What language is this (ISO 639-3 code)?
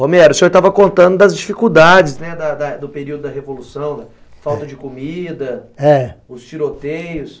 por